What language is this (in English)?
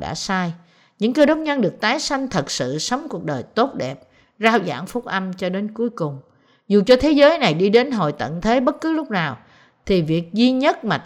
Vietnamese